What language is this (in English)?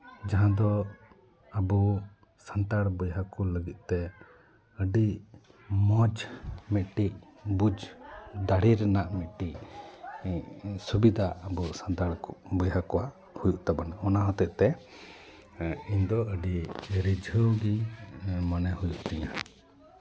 Santali